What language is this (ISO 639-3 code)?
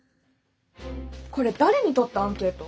jpn